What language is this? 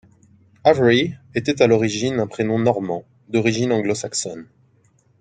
French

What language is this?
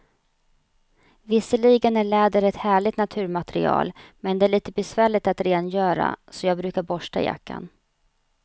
Swedish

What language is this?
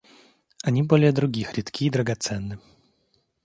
Russian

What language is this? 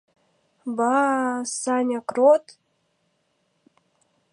Mari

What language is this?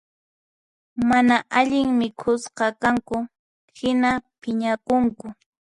Puno Quechua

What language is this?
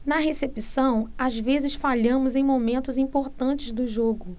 Portuguese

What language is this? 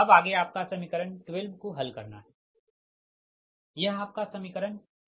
Hindi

